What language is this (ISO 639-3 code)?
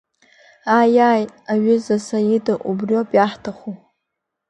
abk